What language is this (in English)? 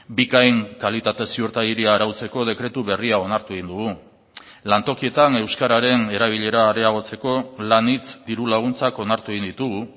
Basque